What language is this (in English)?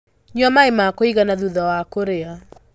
Kikuyu